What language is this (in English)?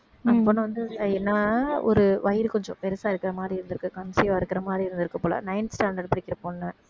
Tamil